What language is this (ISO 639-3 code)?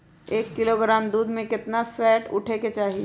mag